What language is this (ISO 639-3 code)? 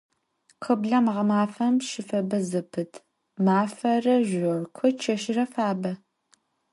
ady